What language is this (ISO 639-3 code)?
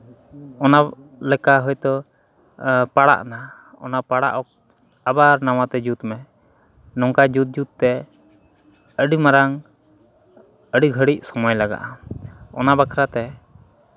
sat